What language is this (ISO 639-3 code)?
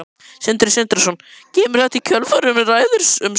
isl